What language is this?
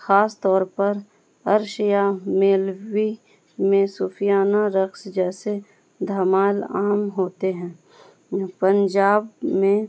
Urdu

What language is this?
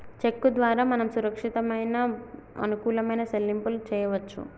Telugu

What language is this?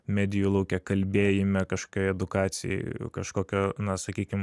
Lithuanian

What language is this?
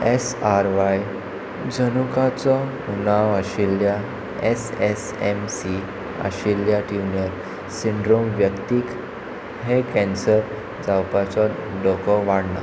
Konkani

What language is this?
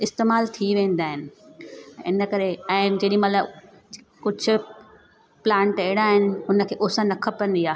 Sindhi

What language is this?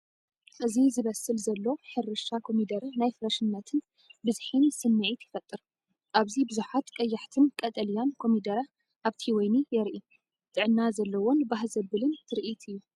Tigrinya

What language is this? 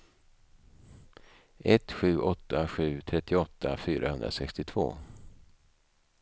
Swedish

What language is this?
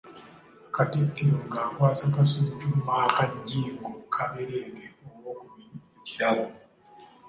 Ganda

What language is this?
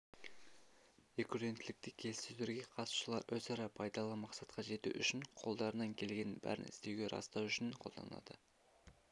Kazakh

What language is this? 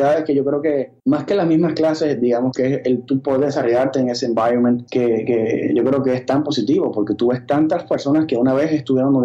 Spanish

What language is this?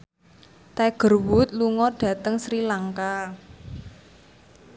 Javanese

